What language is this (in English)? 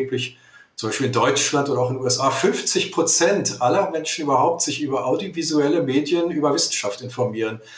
German